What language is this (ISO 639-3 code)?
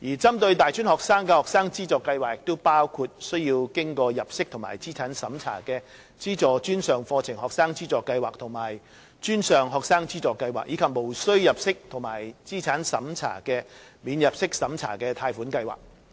yue